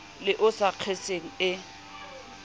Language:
Southern Sotho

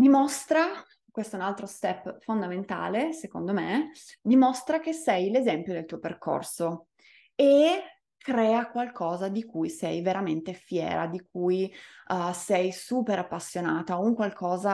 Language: Italian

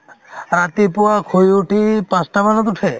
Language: Assamese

